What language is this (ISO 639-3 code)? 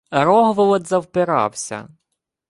ukr